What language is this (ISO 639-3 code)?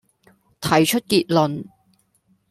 zho